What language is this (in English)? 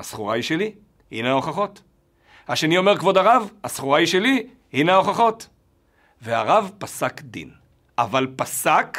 Hebrew